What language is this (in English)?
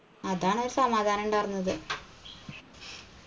Malayalam